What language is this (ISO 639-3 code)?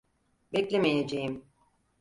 tur